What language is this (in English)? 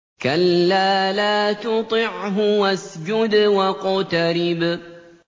Arabic